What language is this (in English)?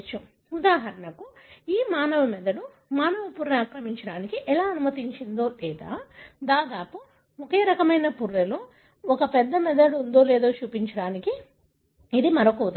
Telugu